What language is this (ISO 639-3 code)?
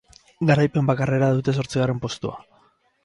eus